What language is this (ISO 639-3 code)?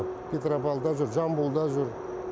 kaz